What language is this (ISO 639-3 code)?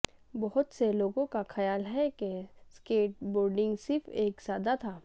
urd